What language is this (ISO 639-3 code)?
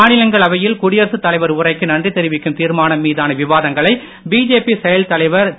tam